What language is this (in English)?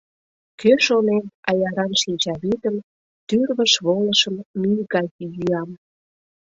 Mari